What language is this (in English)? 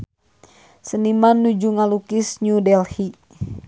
Sundanese